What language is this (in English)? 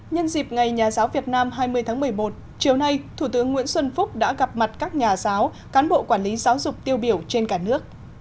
Vietnamese